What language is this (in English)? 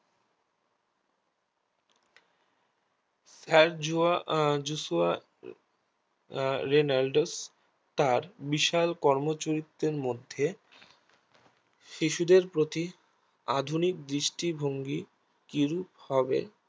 Bangla